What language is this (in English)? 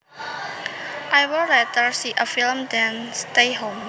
Javanese